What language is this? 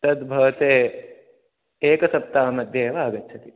Sanskrit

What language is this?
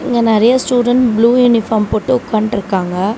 Tamil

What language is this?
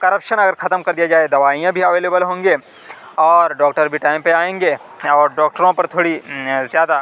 Urdu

